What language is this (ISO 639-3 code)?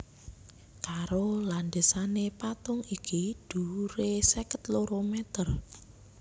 jav